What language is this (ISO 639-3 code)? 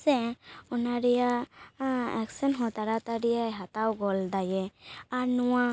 sat